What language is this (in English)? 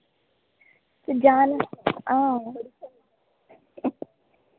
Dogri